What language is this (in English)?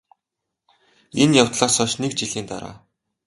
Mongolian